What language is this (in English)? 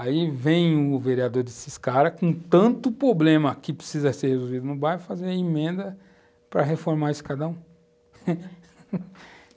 Portuguese